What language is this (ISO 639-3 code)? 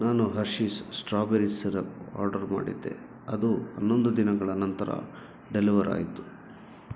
kan